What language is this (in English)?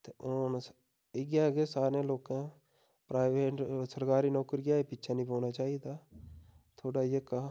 Dogri